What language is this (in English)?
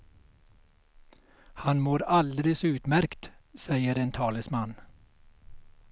Swedish